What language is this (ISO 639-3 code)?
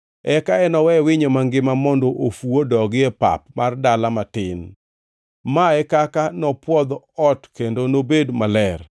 luo